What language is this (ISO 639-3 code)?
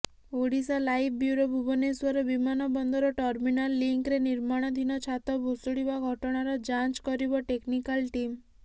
ori